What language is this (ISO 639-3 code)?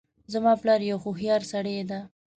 pus